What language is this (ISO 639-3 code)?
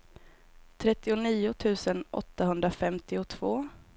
swe